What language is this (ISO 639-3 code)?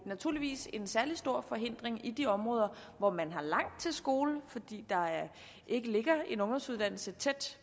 dan